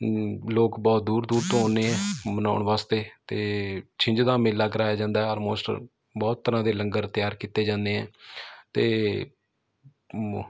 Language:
Punjabi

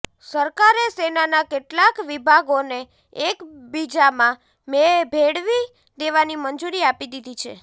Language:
Gujarati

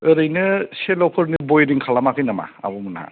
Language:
Bodo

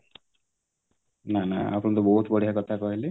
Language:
Odia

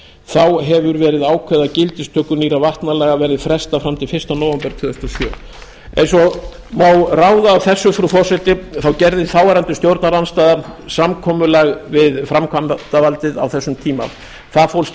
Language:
Icelandic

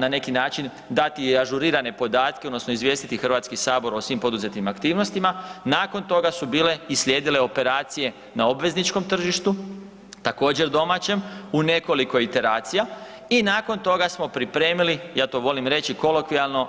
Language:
Croatian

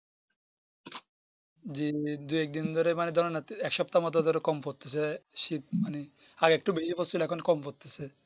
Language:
Bangla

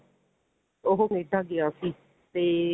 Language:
Punjabi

